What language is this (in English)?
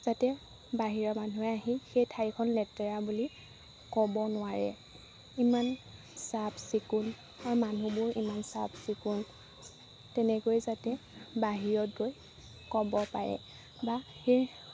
Assamese